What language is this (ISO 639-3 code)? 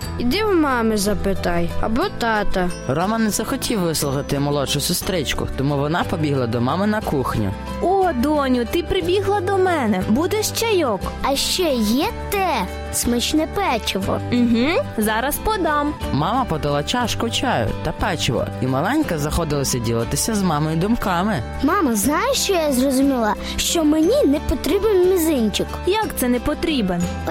ukr